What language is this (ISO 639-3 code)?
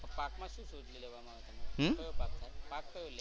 guj